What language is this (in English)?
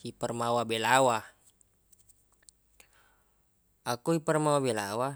Buginese